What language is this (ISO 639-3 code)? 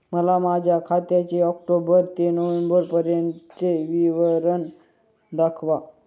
mar